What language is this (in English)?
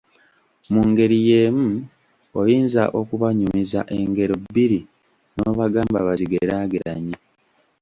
Ganda